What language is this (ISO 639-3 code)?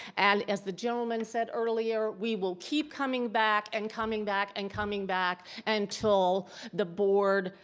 eng